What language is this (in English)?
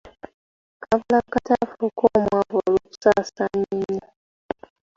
Ganda